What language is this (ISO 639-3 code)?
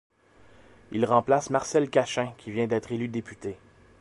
fra